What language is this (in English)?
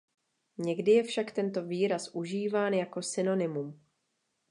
Czech